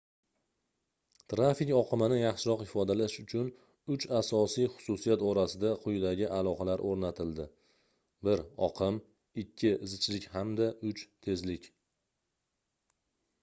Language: Uzbek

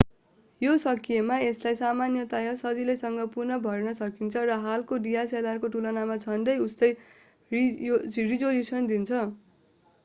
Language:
Nepali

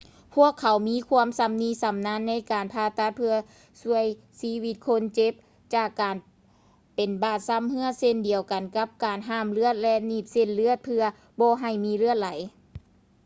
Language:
Lao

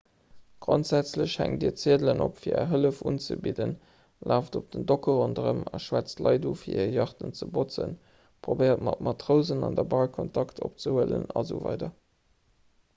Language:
Luxembourgish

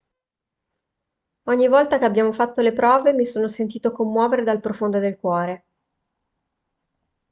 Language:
Italian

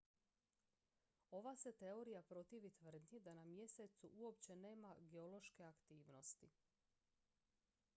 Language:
Croatian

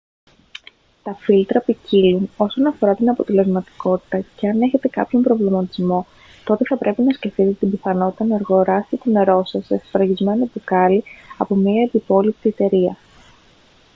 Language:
Greek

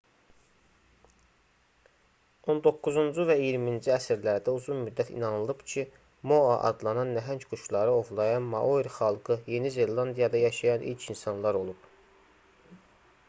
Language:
Azerbaijani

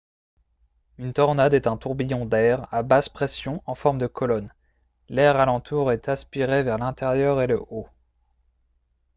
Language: French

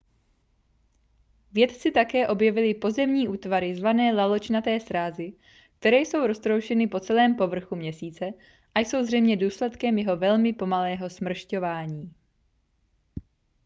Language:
Czech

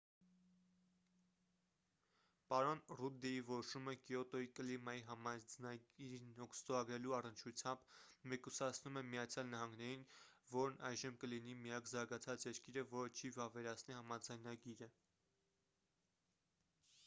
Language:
Armenian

